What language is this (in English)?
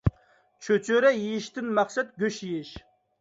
Uyghur